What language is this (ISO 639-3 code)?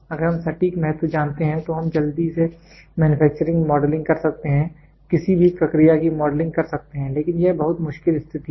hin